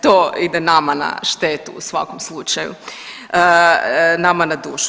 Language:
Croatian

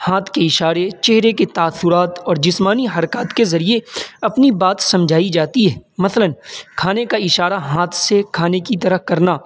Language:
Urdu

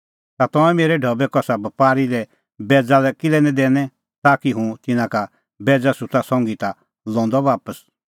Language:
Kullu Pahari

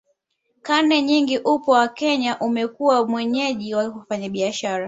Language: Swahili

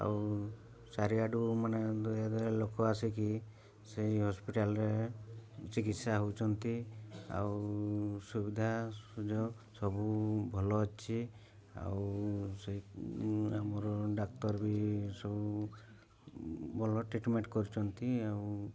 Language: Odia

